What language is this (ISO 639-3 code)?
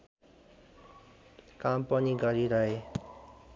nep